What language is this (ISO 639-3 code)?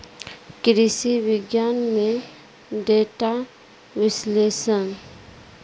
mai